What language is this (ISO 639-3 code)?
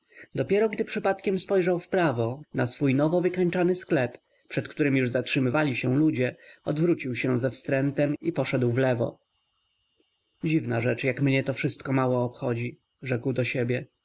pol